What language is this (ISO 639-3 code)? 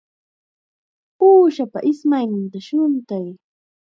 qxa